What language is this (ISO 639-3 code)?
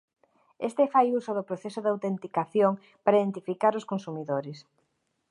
glg